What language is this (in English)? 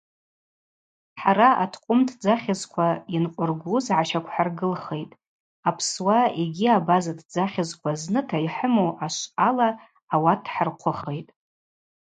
Abaza